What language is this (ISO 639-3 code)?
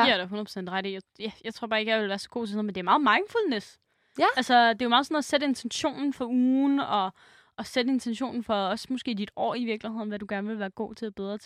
dan